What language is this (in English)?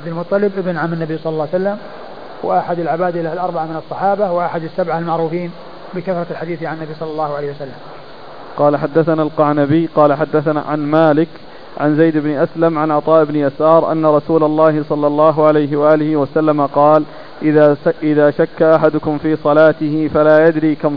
Arabic